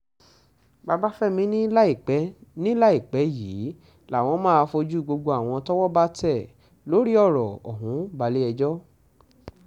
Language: Yoruba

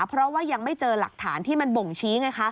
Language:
Thai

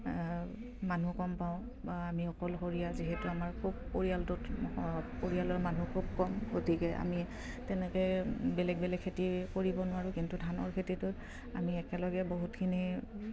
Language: Assamese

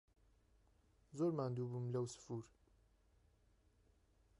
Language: Central Kurdish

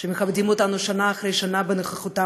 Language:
Hebrew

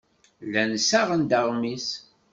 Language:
Kabyle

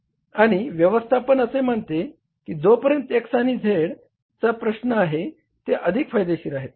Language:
Marathi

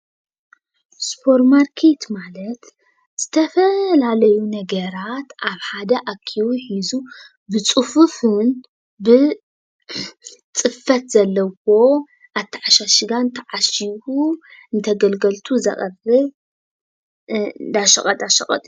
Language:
Tigrinya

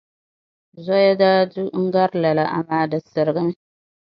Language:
Dagbani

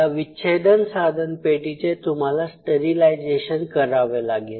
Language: Marathi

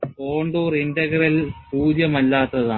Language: Malayalam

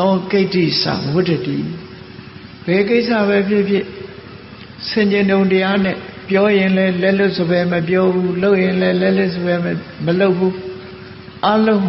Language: Vietnamese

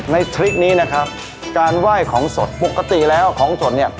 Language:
Thai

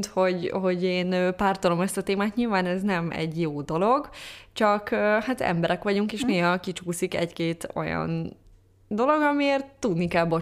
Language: Hungarian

